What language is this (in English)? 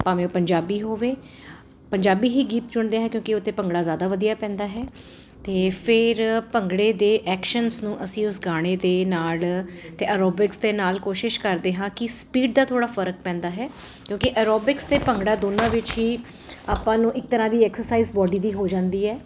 Punjabi